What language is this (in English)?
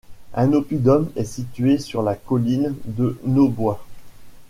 French